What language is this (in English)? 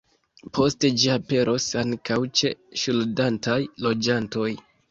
Esperanto